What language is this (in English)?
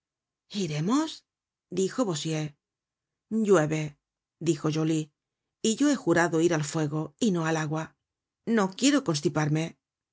Spanish